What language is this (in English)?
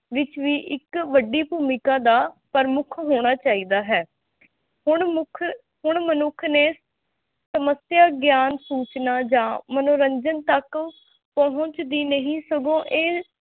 Punjabi